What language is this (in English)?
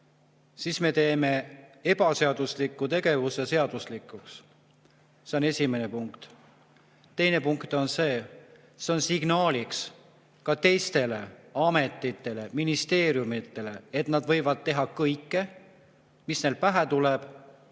Estonian